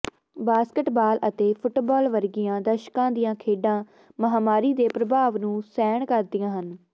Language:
Punjabi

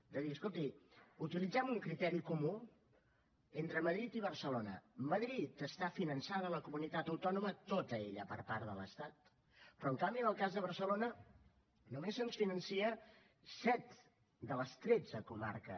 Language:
Catalan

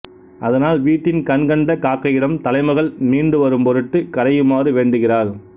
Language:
Tamil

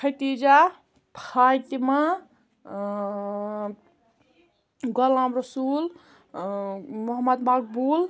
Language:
Kashmiri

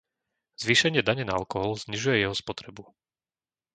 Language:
Slovak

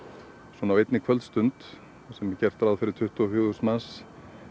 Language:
Icelandic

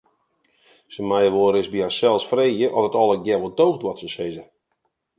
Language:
Western Frisian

